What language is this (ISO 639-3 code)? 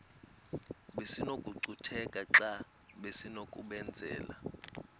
xho